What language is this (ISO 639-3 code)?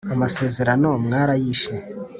kin